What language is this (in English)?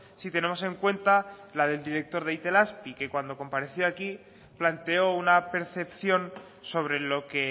Spanish